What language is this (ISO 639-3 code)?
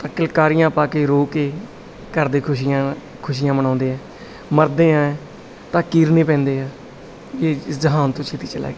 pan